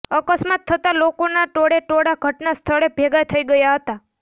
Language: Gujarati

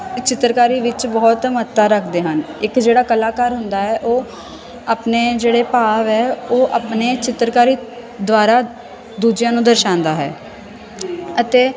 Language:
Punjabi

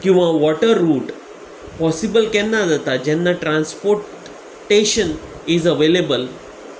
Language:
Konkani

